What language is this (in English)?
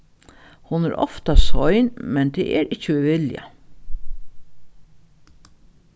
Faroese